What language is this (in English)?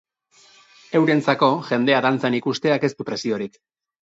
Basque